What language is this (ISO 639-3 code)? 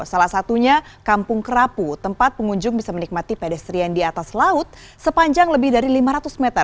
ind